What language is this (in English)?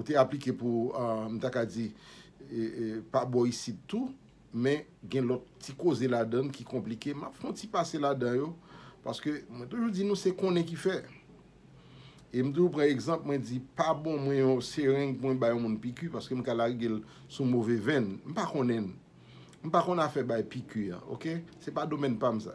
French